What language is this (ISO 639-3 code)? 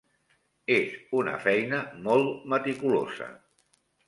cat